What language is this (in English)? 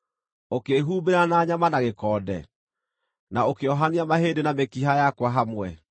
Kikuyu